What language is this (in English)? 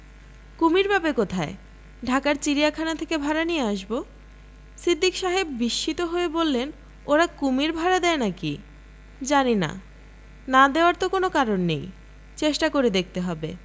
Bangla